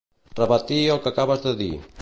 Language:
Catalan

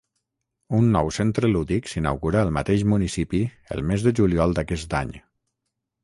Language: Catalan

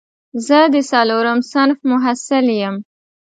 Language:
Pashto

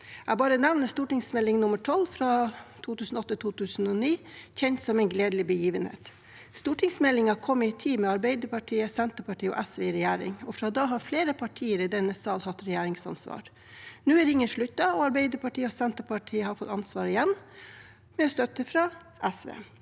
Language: Norwegian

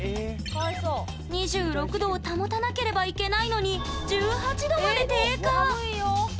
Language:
Japanese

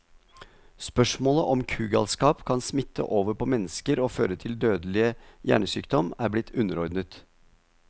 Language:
Norwegian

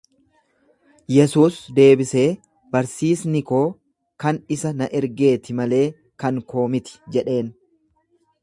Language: Oromo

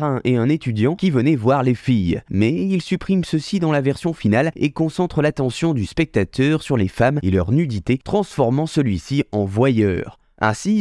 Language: French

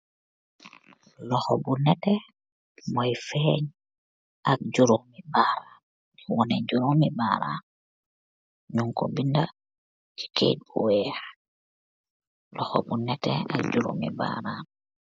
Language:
Wolof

